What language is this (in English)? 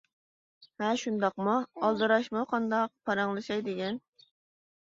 Uyghur